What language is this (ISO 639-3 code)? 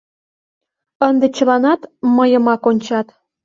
chm